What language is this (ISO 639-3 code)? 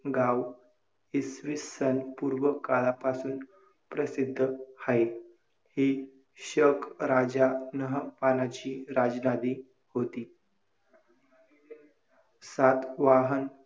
mar